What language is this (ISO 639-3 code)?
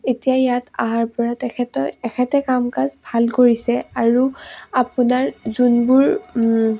asm